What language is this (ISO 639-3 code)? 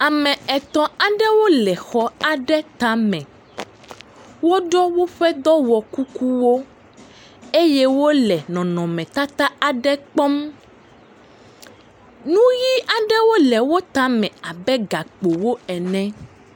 ewe